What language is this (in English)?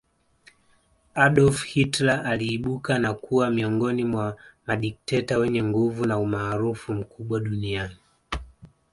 Swahili